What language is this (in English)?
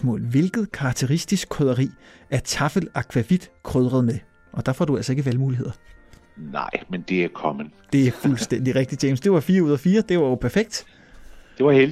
Danish